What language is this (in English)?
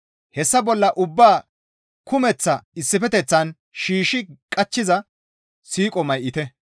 Gamo